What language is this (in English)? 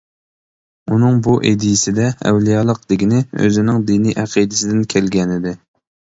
Uyghur